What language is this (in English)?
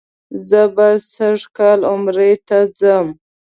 Pashto